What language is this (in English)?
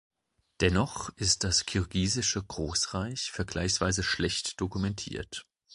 German